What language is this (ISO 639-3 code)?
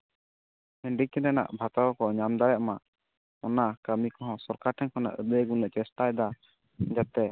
sat